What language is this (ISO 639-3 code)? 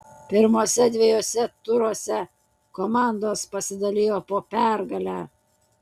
lit